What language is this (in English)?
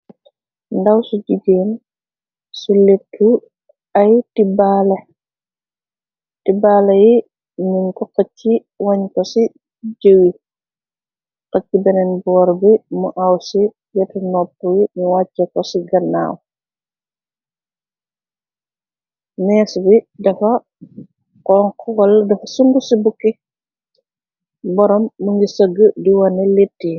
Wolof